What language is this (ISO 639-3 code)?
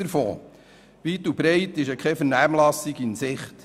gsw